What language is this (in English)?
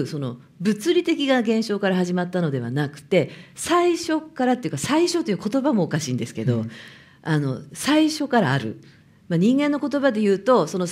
Japanese